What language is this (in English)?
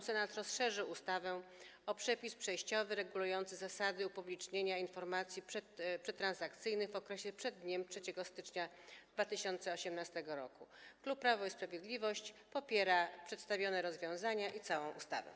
Polish